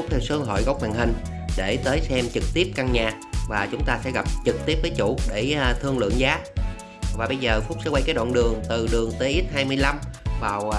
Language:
Vietnamese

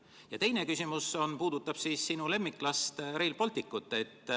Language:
Estonian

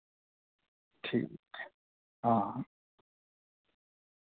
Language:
Dogri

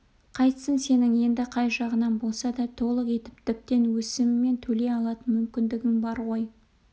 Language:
Kazakh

